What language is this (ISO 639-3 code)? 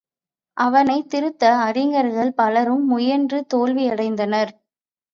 tam